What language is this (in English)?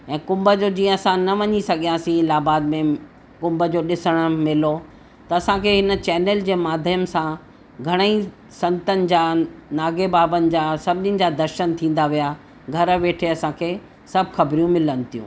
Sindhi